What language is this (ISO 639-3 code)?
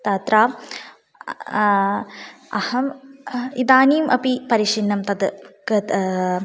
san